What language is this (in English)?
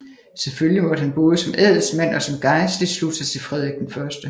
Danish